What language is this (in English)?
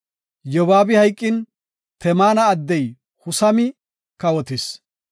Gofa